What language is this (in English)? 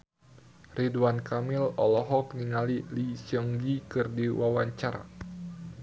Sundanese